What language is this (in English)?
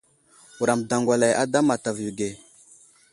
Wuzlam